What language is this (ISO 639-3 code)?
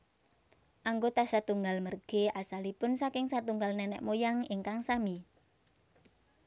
jav